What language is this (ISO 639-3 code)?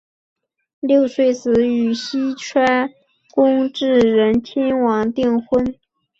zho